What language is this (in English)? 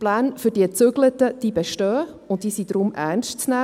Swiss German